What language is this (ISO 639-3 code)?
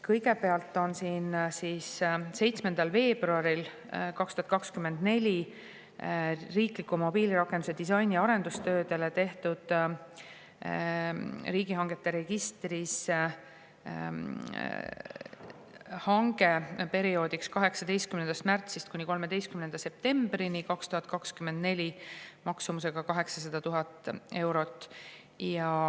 est